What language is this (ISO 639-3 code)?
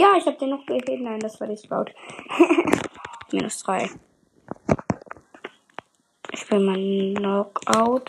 deu